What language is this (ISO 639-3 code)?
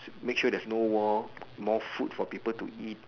eng